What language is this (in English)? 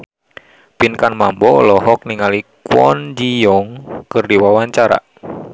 Sundanese